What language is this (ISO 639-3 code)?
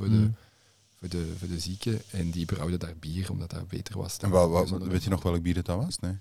nld